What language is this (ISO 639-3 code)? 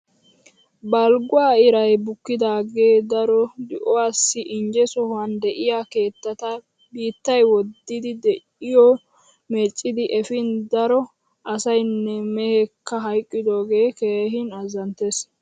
wal